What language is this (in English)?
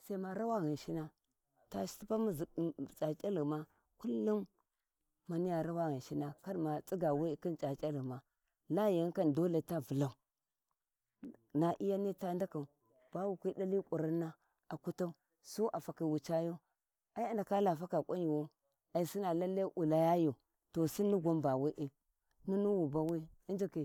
Warji